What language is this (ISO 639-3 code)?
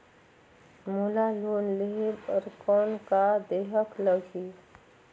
hne